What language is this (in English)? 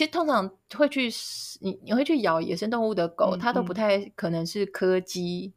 Chinese